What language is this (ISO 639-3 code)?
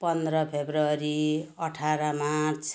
nep